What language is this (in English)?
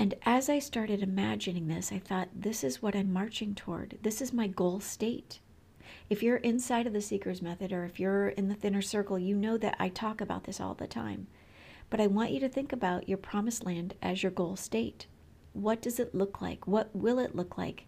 English